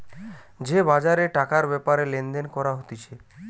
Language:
Bangla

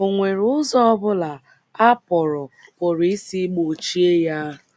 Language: Igbo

